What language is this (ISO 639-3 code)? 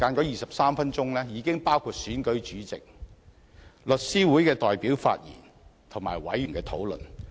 yue